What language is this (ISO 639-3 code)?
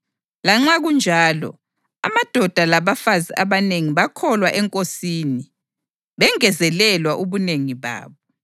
nde